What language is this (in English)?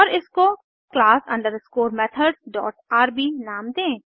Hindi